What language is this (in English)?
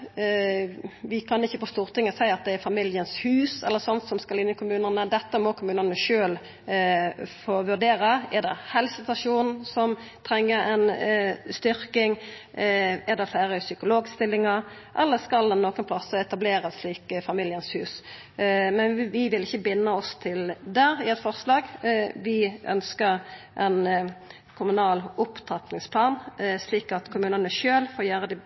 Norwegian Nynorsk